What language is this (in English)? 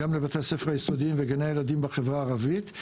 Hebrew